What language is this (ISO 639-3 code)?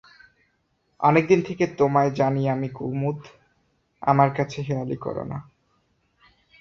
ben